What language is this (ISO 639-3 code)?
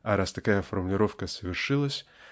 rus